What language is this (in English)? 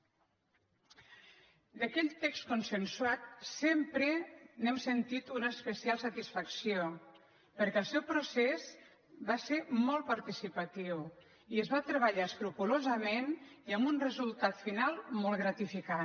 Catalan